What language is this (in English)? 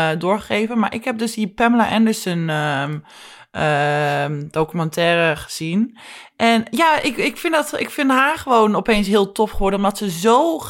Dutch